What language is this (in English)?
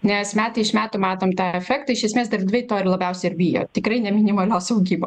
Lithuanian